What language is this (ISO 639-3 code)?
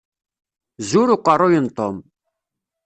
kab